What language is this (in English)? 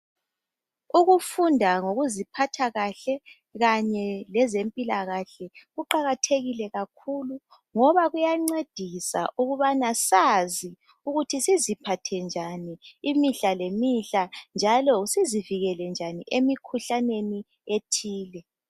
North Ndebele